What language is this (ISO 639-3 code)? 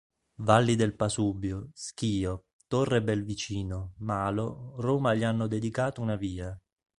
ita